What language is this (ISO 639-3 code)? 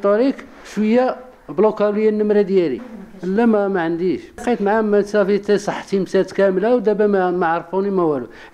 ara